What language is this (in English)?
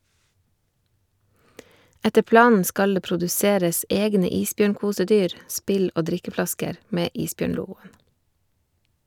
Norwegian